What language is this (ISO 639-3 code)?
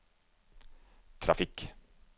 nor